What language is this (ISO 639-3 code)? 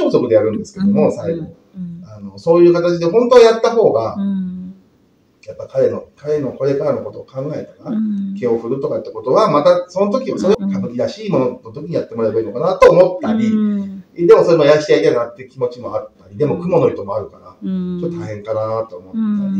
jpn